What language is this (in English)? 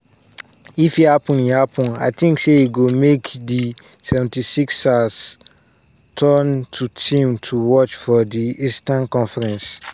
Nigerian Pidgin